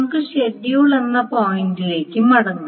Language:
Malayalam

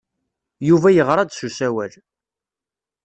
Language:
Kabyle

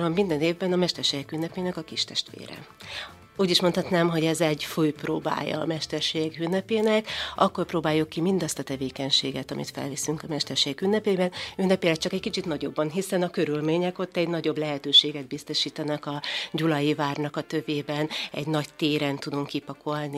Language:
Hungarian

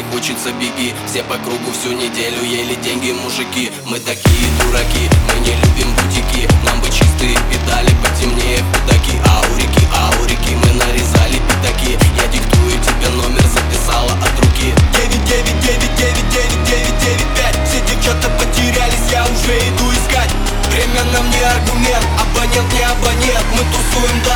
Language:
Russian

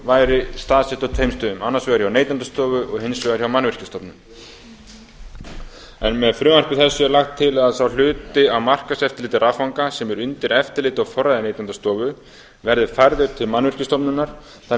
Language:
Icelandic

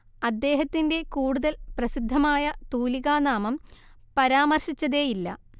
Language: Malayalam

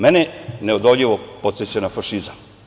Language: Serbian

